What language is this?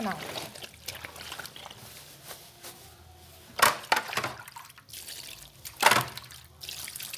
Portuguese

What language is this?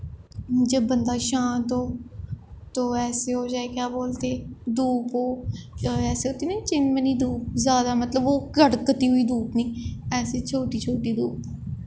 Dogri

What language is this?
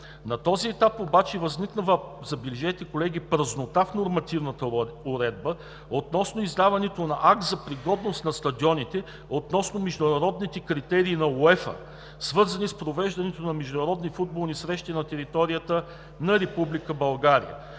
Bulgarian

